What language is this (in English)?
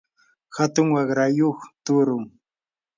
Yanahuanca Pasco Quechua